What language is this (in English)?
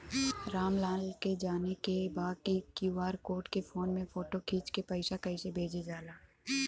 Bhojpuri